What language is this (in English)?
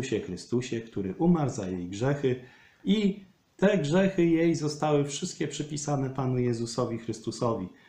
Polish